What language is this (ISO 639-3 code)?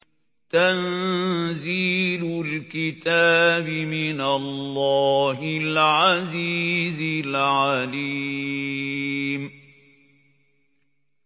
ara